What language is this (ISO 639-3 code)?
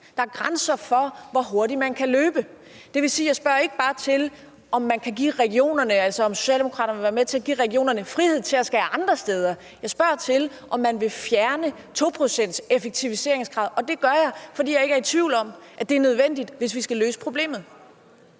dan